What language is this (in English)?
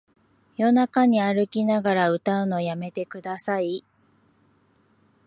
Japanese